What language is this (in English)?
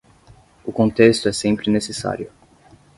Portuguese